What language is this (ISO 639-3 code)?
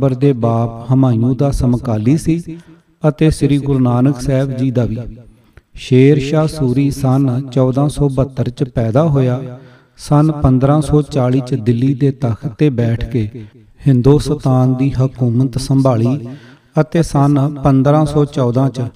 pan